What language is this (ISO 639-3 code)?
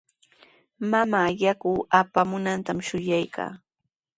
qws